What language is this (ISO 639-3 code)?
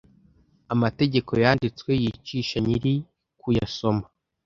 kin